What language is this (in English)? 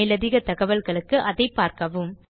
Tamil